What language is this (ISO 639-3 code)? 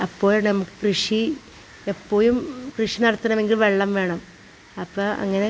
mal